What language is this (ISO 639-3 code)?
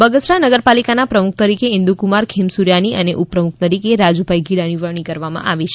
guj